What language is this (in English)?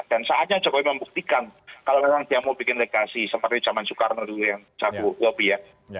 Indonesian